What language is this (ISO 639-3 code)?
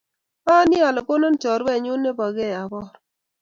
kln